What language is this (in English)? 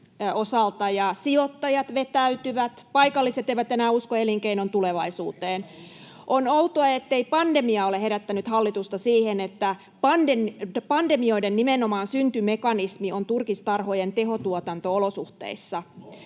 Finnish